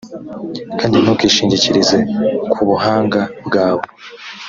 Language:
Kinyarwanda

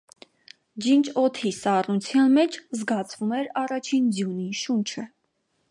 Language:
Armenian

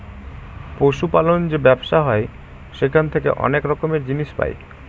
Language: Bangla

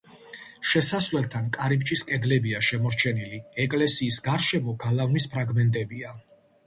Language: Georgian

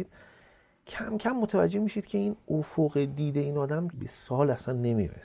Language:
Persian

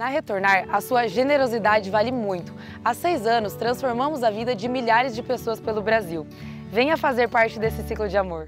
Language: Portuguese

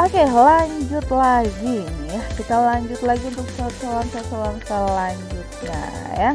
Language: Indonesian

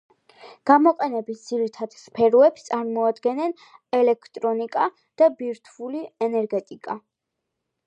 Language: Georgian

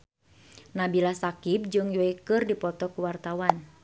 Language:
Sundanese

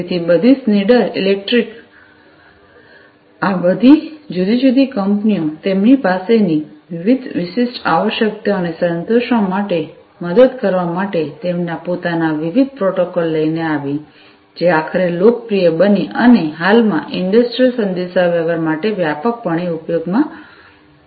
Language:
Gujarati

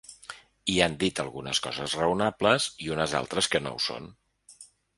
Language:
Catalan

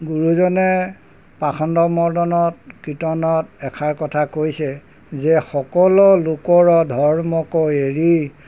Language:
Assamese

